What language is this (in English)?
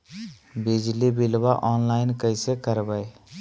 Magahi